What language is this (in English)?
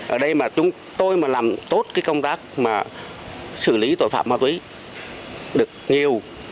Vietnamese